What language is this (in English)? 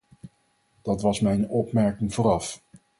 Dutch